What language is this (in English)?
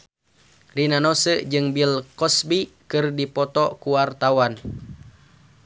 Sundanese